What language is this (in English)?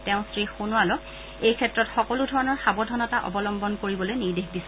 Assamese